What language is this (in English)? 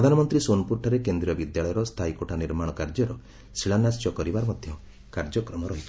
Odia